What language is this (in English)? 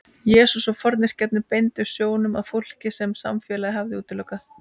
Icelandic